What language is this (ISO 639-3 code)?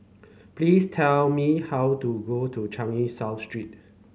eng